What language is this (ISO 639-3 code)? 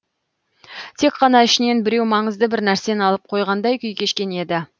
kaz